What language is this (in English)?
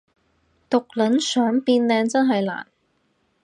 Cantonese